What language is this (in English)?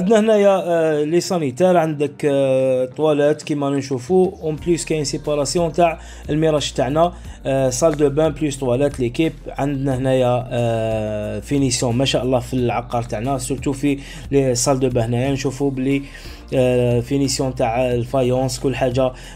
Arabic